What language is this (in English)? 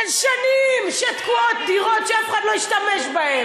Hebrew